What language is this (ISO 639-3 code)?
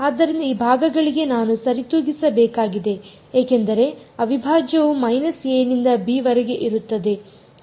kan